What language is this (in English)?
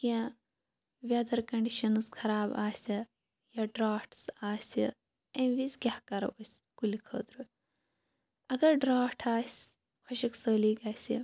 Kashmiri